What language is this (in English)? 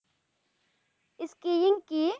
Bangla